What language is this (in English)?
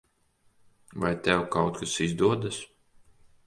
Latvian